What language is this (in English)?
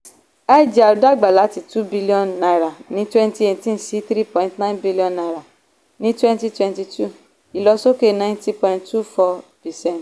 Yoruba